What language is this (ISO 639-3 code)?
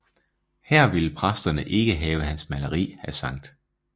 dan